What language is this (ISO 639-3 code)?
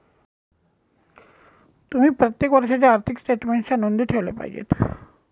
mar